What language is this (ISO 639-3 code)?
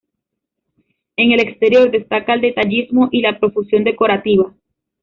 spa